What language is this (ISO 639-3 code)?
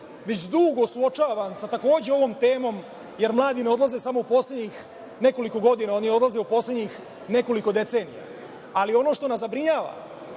srp